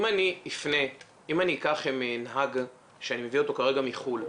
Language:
Hebrew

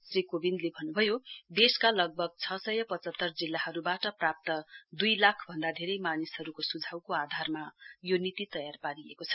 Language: Nepali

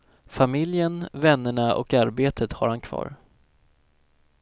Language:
Swedish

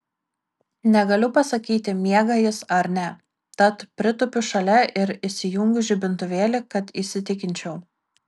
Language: Lithuanian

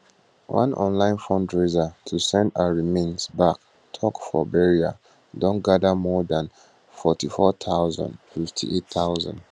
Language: Nigerian Pidgin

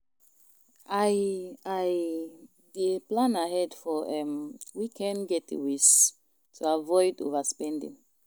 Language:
Nigerian Pidgin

